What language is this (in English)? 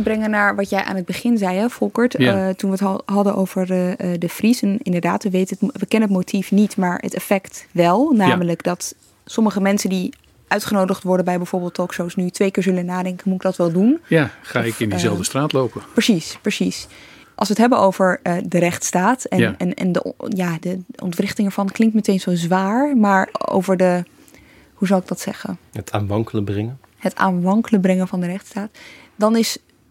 Dutch